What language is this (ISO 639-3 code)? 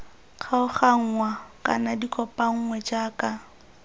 tsn